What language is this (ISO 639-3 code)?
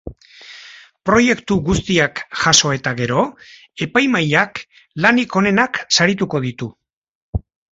eus